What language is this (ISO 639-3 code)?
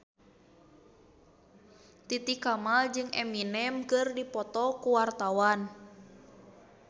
sun